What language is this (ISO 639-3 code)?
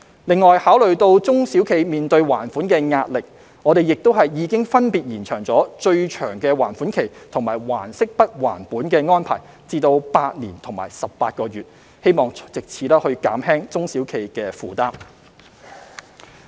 yue